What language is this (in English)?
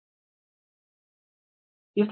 Hindi